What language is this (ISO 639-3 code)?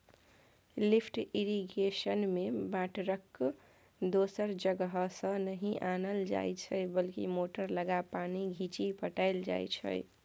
mai